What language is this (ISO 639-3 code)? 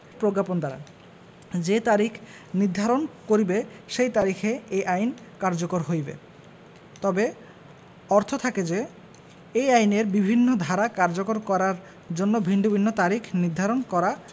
ben